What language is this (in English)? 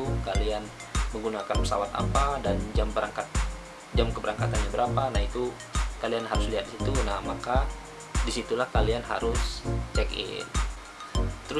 Indonesian